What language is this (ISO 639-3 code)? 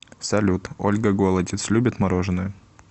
rus